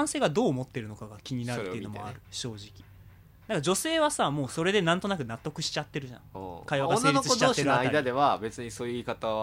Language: Japanese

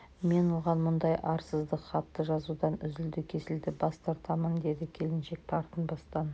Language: Kazakh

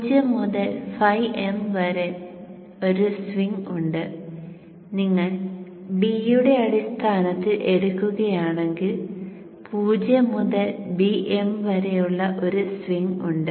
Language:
Malayalam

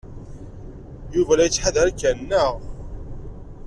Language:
Kabyle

